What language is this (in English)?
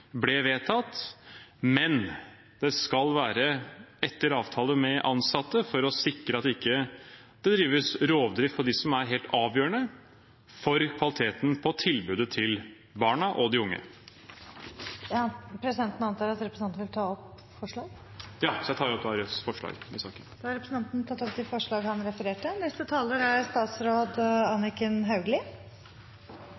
Norwegian Bokmål